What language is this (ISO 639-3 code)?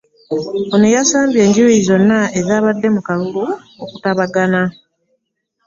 lug